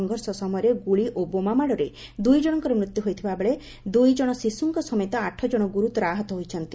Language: Odia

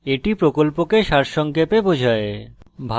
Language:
Bangla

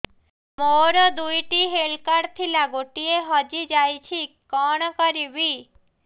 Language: Odia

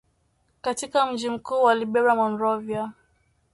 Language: Swahili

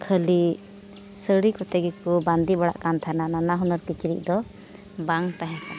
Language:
Santali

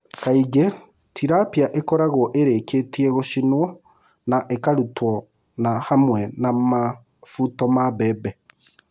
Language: Kikuyu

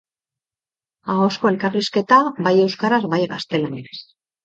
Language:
Basque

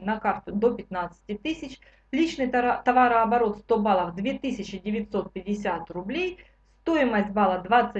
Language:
Russian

